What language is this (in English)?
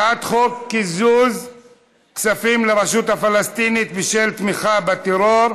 Hebrew